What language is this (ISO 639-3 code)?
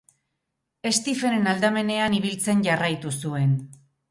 eus